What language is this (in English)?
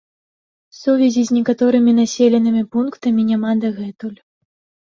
Belarusian